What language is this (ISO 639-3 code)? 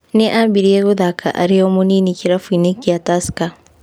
kik